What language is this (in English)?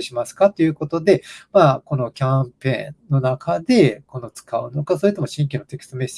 Japanese